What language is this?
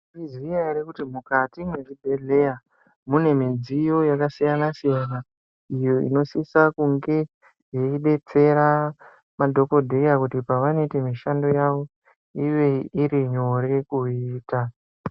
Ndau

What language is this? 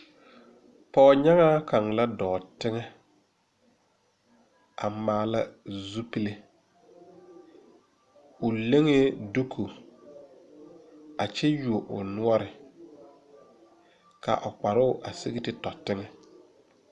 Southern Dagaare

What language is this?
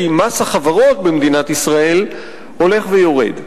Hebrew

